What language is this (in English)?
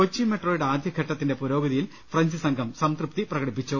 Malayalam